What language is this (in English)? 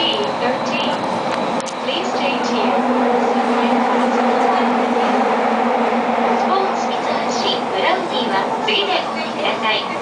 Japanese